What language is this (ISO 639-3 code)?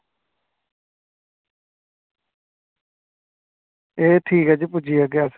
doi